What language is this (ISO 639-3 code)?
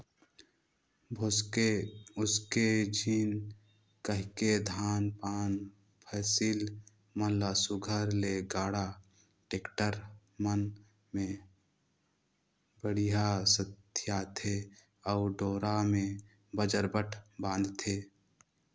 hne